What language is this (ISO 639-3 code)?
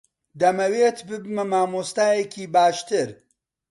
ckb